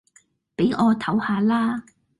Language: Cantonese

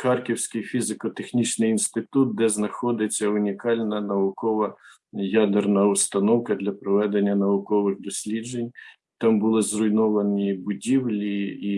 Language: Ukrainian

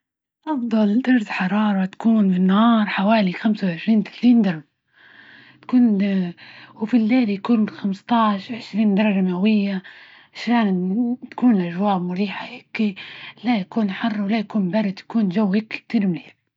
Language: Libyan Arabic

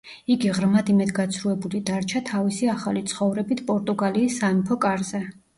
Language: Georgian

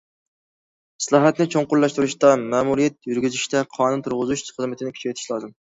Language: Uyghur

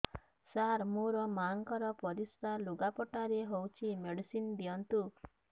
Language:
Odia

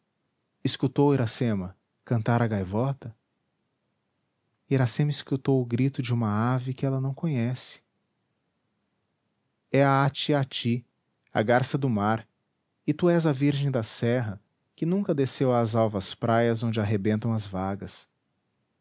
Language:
Portuguese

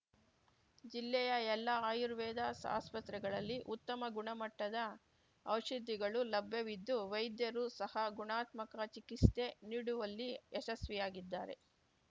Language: Kannada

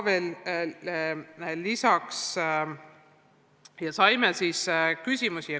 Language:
Estonian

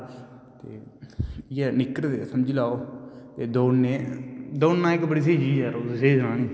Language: Dogri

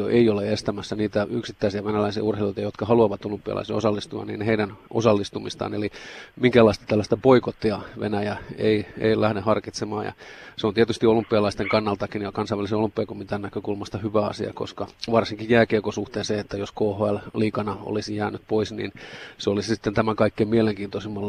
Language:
Finnish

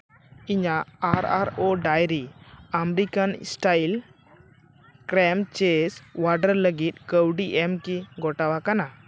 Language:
Santali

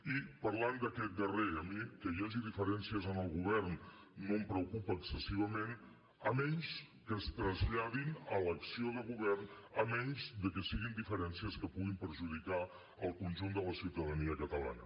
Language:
Catalan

